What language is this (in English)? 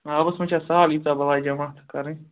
Kashmiri